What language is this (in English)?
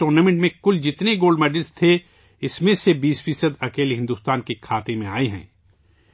Urdu